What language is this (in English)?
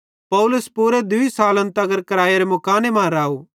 Bhadrawahi